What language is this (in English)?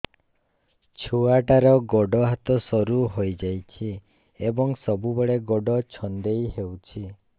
Odia